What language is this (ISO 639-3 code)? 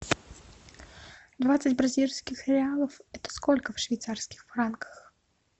rus